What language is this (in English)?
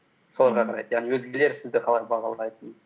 Kazakh